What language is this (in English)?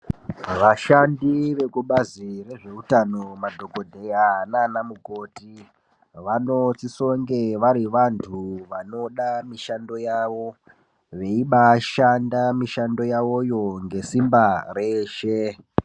Ndau